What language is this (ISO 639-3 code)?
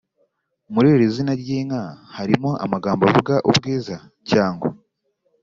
kin